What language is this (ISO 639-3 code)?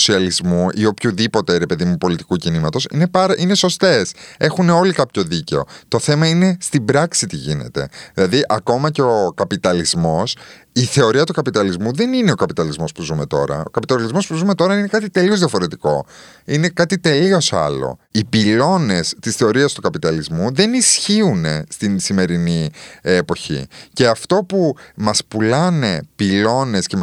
ell